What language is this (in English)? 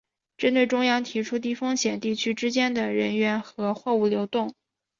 Chinese